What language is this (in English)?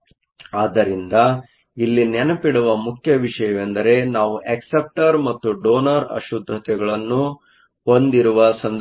Kannada